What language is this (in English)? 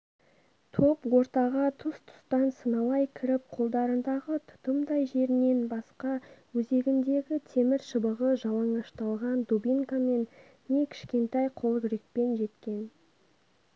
Kazakh